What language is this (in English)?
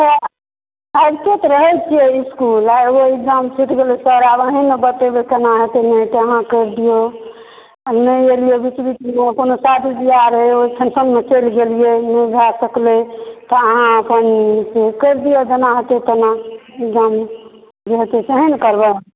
Maithili